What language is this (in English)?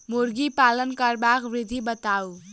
Maithili